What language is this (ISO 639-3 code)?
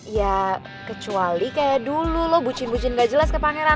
ind